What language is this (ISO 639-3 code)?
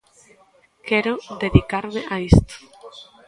glg